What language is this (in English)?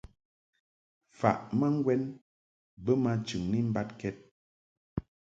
Mungaka